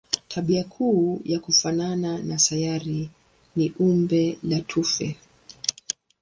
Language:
Swahili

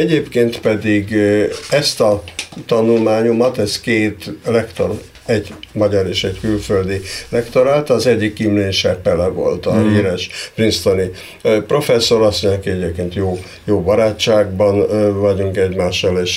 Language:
Hungarian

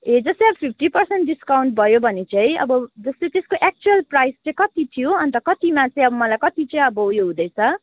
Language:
Nepali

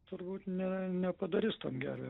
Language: Lithuanian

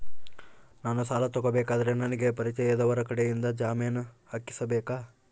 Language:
Kannada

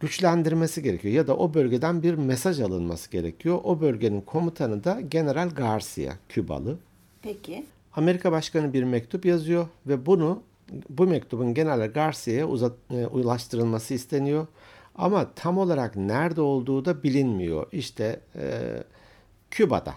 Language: Turkish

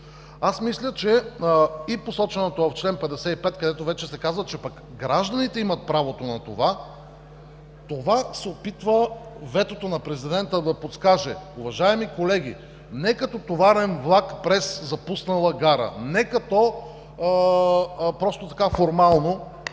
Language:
Bulgarian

